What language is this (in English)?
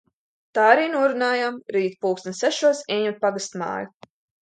Latvian